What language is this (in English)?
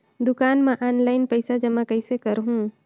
Chhattisgarhi